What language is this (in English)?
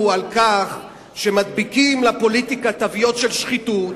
Hebrew